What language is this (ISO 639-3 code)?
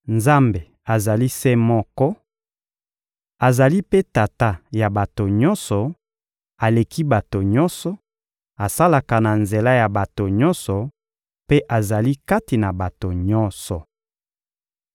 lin